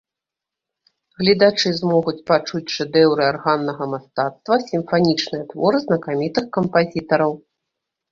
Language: Belarusian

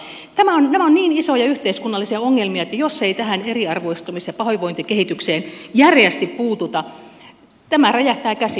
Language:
Finnish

